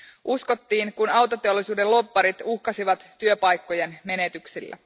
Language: Finnish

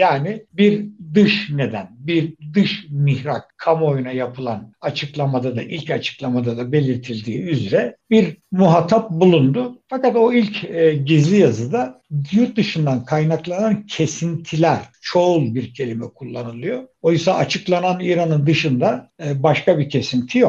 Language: Turkish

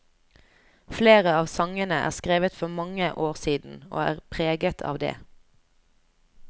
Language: Norwegian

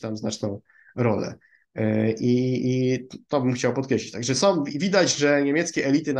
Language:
Polish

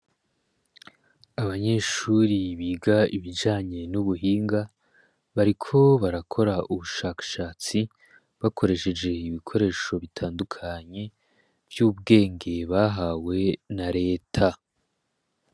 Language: Rundi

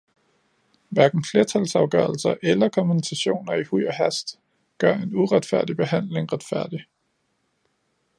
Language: Danish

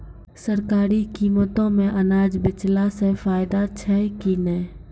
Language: Maithili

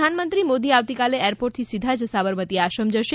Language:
Gujarati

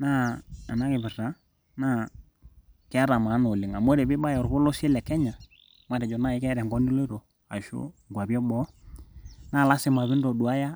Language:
Masai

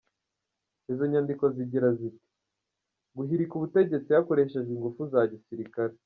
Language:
Kinyarwanda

